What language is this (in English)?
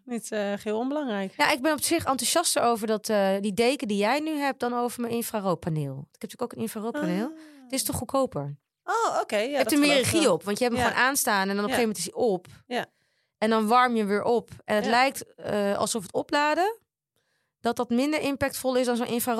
Dutch